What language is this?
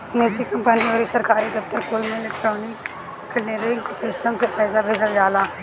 Bhojpuri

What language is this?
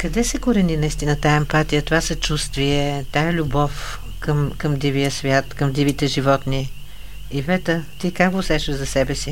Bulgarian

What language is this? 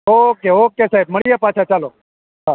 Gujarati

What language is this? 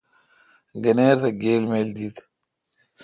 Kalkoti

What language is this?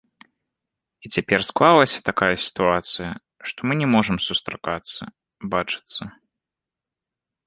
Belarusian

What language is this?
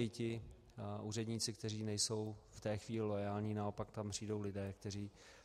Czech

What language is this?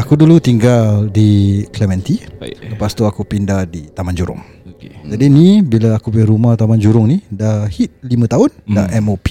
Malay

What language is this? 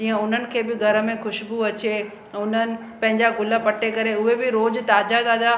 Sindhi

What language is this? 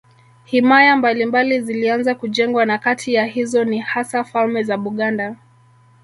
Swahili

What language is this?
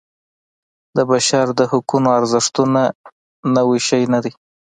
Pashto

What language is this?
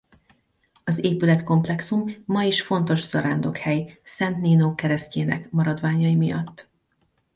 Hungarian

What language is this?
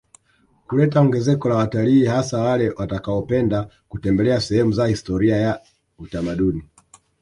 Swahili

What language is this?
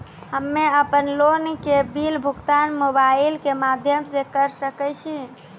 Maithili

